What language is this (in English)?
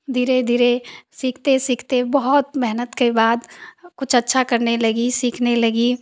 Hindi